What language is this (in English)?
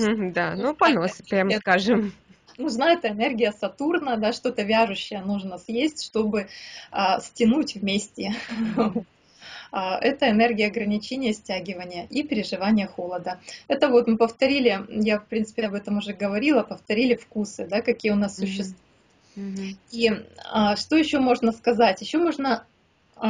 Russian